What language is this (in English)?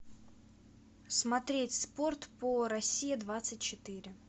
Russian